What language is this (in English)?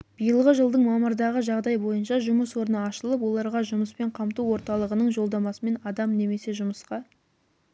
Kazakh